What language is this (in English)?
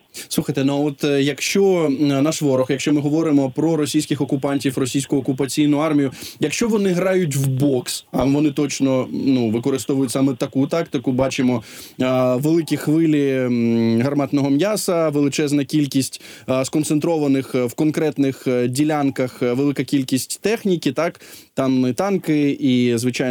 Ukrainian